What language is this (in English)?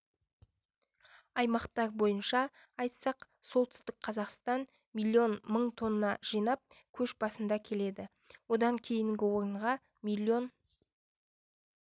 Kazakh